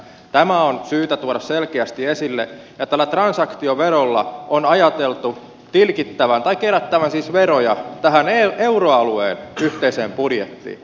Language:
Finnish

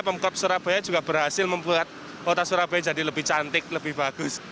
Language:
Indonesian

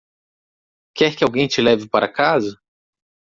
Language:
Portuguese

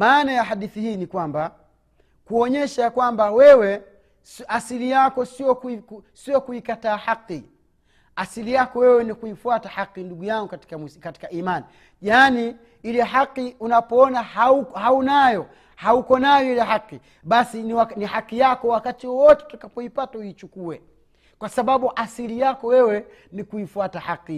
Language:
Swahili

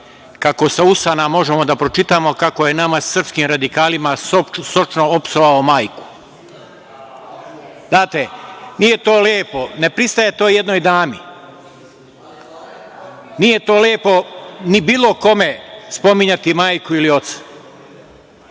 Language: Serbian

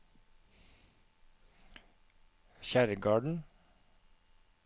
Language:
Norwegian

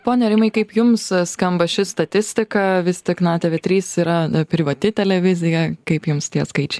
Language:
Lithuanian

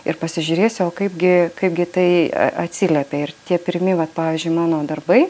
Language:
Lithuanian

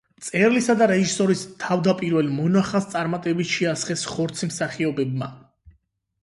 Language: Georgian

